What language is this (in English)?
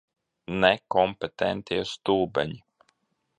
Latvian